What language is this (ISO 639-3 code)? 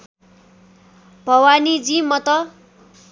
nep